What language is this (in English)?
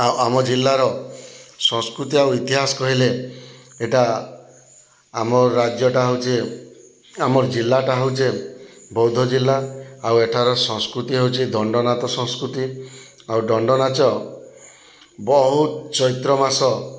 Odia